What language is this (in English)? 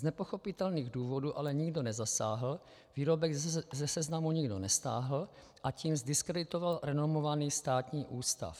Czech